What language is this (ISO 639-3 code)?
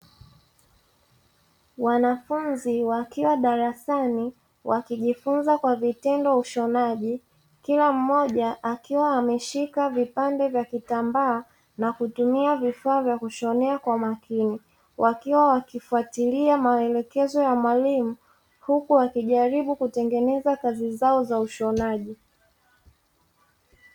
swa